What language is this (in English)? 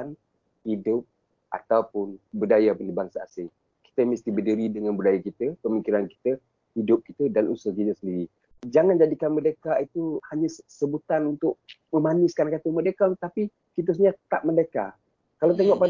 Malay